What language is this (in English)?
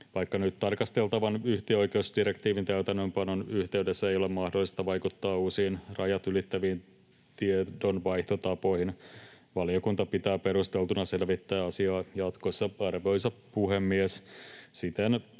Finnish